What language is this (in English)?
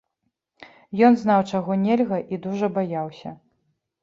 Belarusian